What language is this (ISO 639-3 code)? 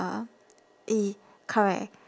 eng